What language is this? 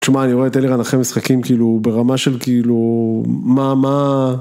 Hebrew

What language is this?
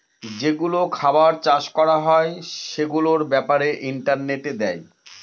Bangla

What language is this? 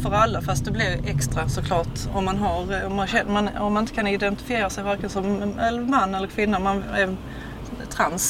Swedish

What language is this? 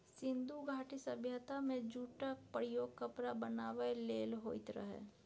Maithili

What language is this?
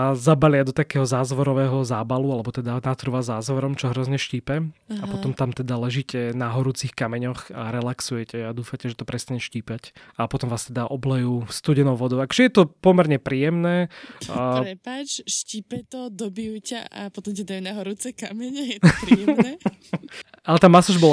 Slovak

